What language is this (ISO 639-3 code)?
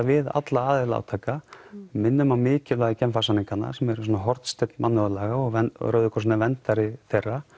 isl